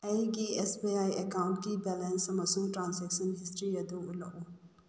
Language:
Manipuri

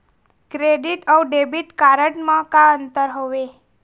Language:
Chhattisgarhi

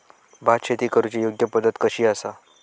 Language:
Marathi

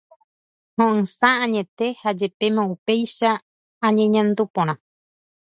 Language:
Guarani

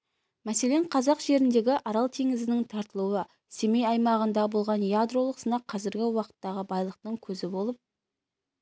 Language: Kazakh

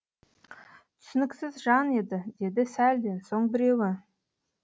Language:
Kazakh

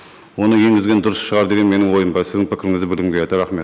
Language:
Kazakh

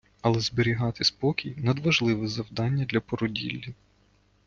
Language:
Ukrainian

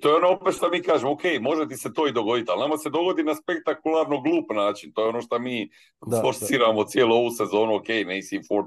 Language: Croatian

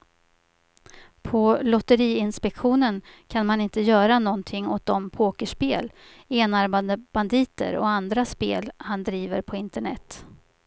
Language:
Swedish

